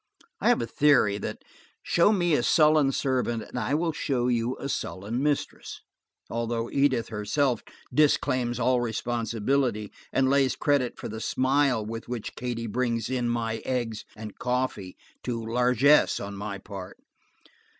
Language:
English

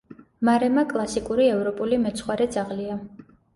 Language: Georgian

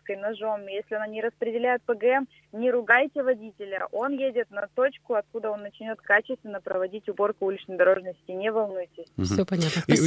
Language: Russian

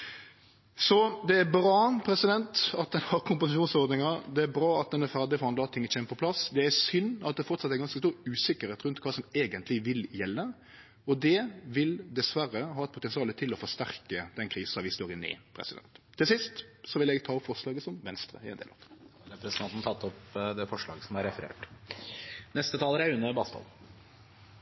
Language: Norwegian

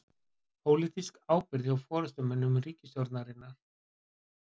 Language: Icelandic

